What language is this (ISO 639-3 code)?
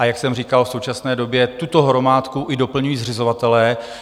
ces